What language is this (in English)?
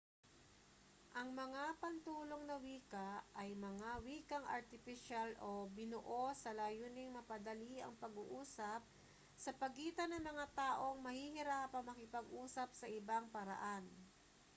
Filipino